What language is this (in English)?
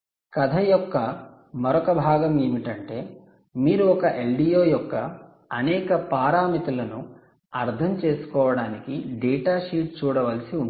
Telugu